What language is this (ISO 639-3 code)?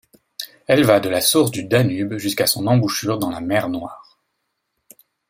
fra